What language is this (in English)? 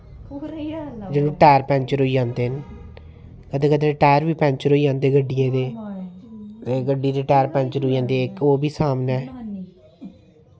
Dogri